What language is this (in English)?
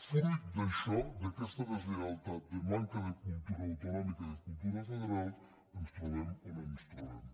Catalan